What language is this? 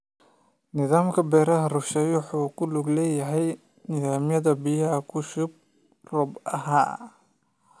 Somali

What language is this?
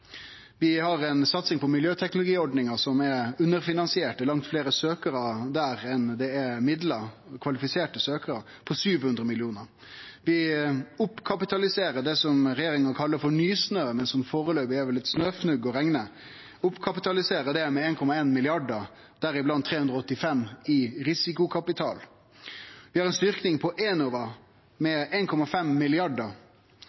Norwegian Nynorsk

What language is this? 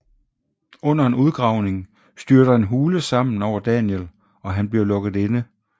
Danish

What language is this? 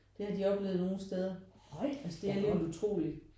Danish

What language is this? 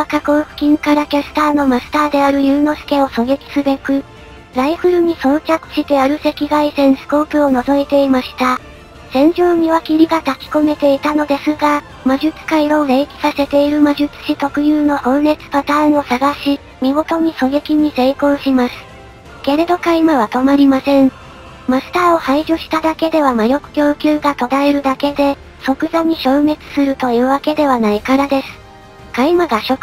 Japanese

